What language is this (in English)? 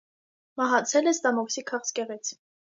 Armenian